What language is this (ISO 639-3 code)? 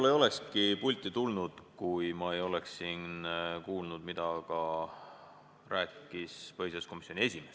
est